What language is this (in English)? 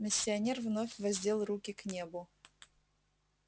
Russian